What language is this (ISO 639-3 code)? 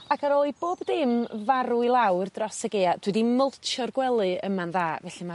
cym